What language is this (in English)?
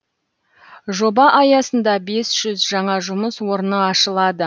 Kazakh